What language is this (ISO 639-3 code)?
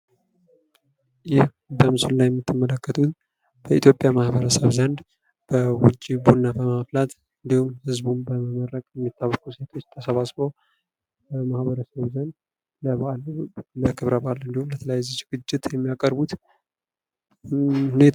amh